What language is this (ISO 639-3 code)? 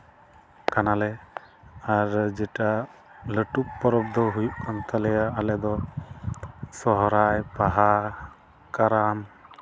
sat